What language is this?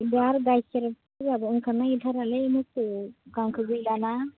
Bodo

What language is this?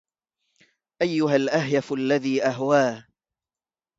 Arabic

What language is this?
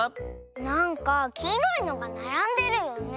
Japanese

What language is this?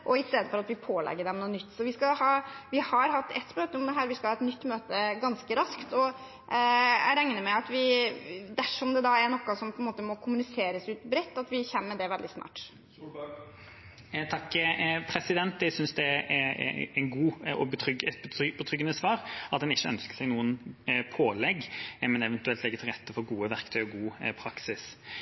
Norwegian Bokmål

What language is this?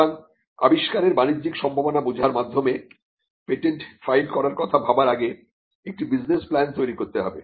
Bangla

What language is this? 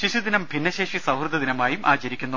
Malayalam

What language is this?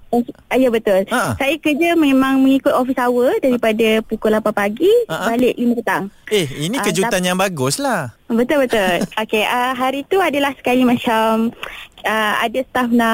Malay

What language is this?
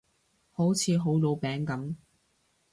Cantonese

